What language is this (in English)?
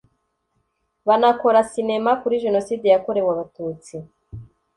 Kinyarwanda